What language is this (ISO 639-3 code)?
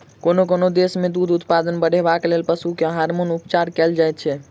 mai